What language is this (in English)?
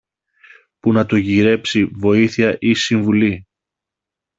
Greek